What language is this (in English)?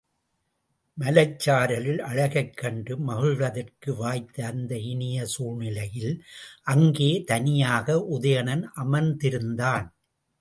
Tamil